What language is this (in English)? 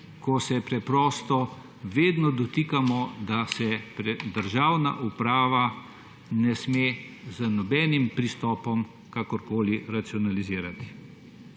Slovenian